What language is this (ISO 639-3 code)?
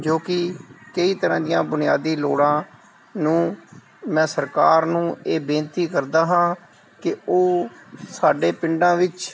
pan